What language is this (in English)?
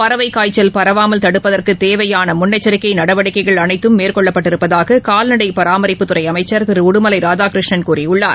Tamil